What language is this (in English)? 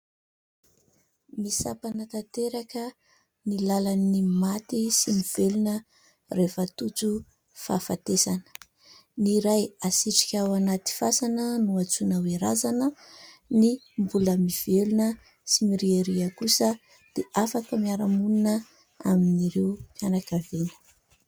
Malagasy